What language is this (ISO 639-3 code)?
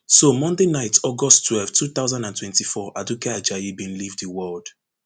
pcm